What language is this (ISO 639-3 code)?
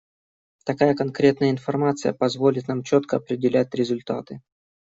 rus